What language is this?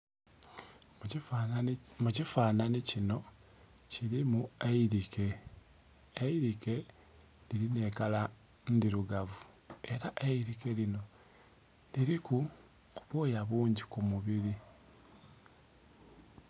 Soga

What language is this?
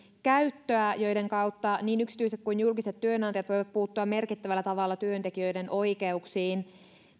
Finnish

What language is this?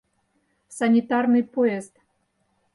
Mari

